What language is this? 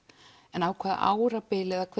Icelandic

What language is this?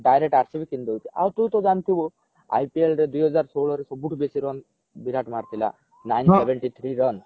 Odia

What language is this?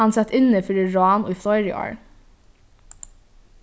Faroese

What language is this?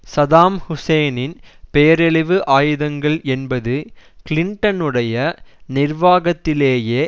Tamil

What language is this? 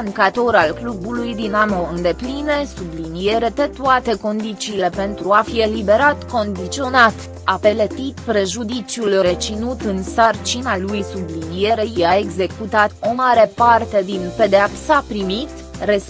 Romanian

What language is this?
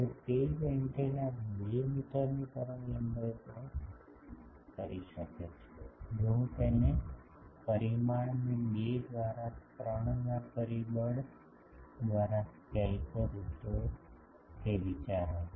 Gujarati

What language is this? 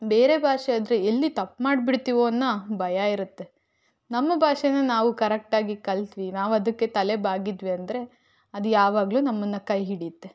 Kannada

